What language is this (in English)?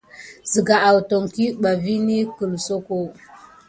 Gidar